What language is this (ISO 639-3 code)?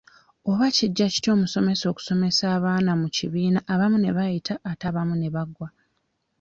lug